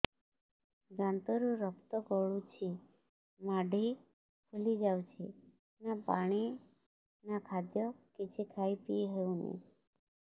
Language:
Odia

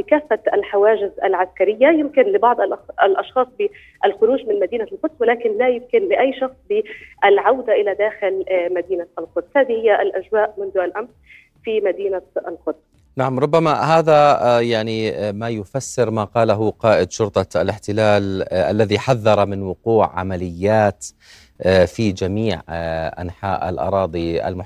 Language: Arabic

